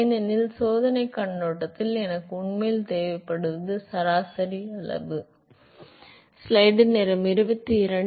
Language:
Tamil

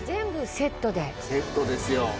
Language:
Japanese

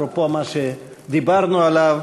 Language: Hebrew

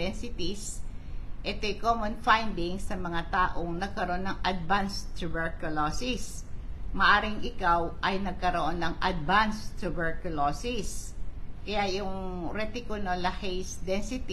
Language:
Filipino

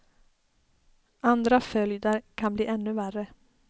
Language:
Swedish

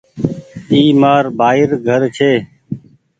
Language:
Goaria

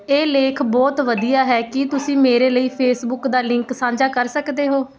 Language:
Punjabi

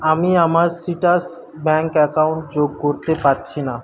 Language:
Bangla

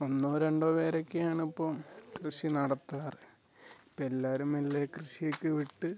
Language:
Malayalam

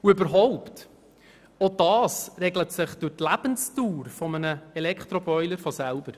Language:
Swiss German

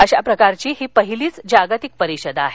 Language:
Marathi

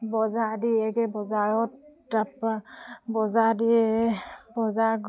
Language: Assamese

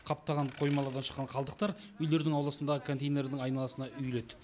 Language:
Kazakh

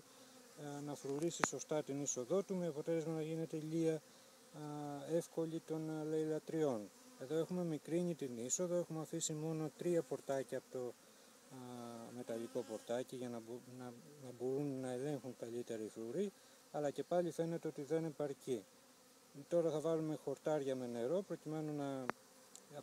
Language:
Greek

